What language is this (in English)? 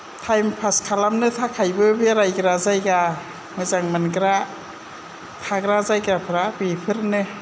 Bodo